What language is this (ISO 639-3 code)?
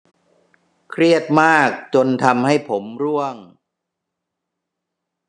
tha